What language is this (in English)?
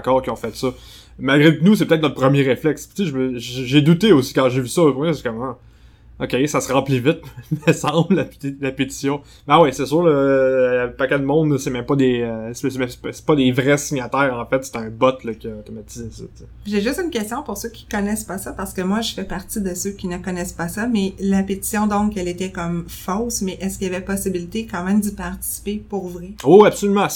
French